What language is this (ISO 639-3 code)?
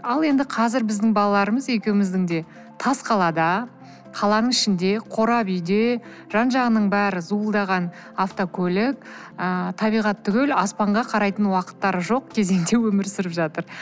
kaz